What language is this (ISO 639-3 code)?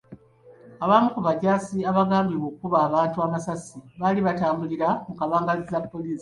lug